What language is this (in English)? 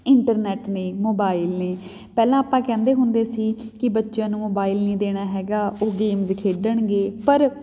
Punjabi